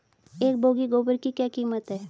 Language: Hindi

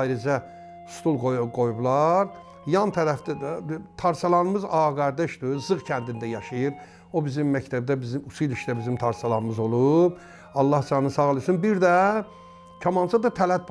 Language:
Azerbaijani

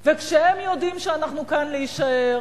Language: Hebrew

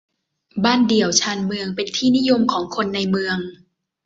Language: Thai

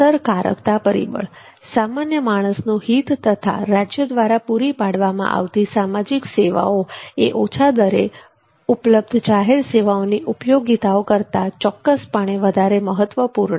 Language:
Gujarati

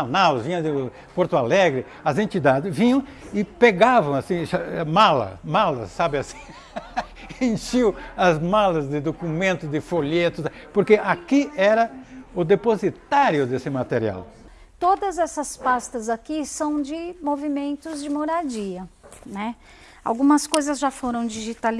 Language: Portuguese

